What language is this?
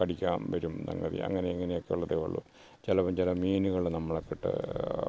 Malayalam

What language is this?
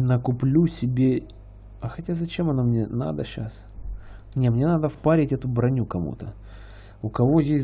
Russian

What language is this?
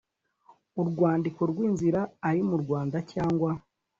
Kinyarwanda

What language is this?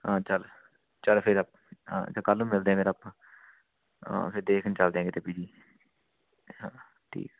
Punjabi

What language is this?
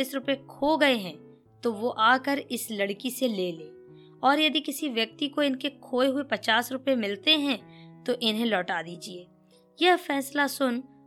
Hindi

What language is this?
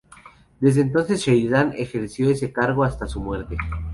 Spanish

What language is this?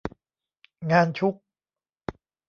Thai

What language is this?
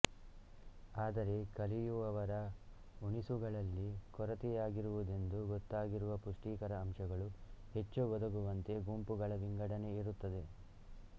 Kannada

